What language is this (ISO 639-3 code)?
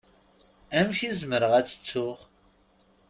kab